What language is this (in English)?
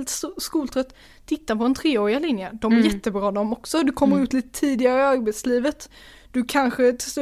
Swedish